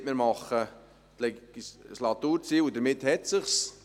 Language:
Swiss German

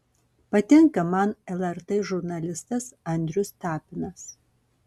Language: Lithuanian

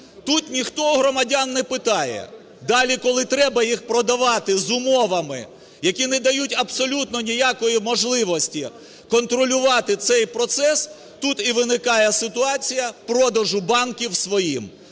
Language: Ukrainian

